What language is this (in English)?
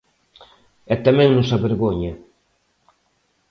Galician